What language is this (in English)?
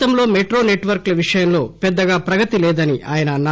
Telugu